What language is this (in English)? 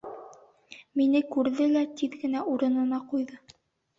Bashkir